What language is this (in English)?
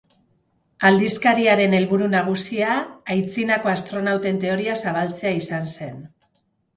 Basque